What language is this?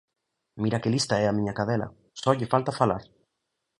Galician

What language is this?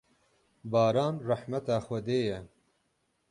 Kurdish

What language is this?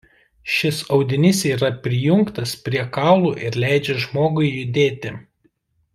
Lithuanian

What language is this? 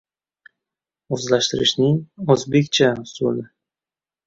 Uzbek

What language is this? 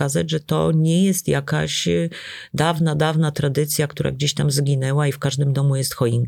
Polish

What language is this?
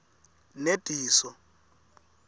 Swati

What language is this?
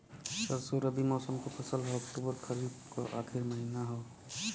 Bhojpuri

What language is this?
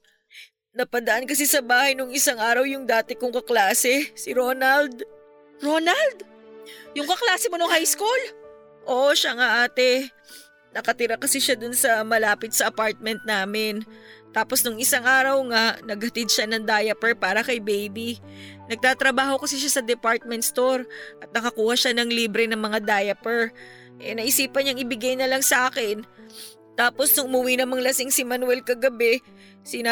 Filipino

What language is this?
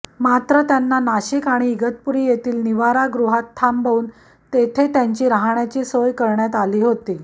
Marathi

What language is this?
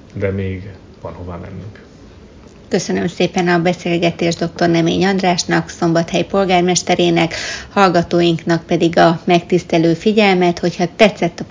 Hungarian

